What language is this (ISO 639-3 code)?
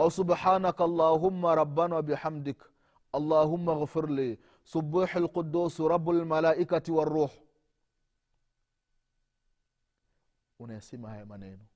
swa